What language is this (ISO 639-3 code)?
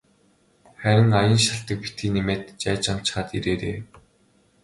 mon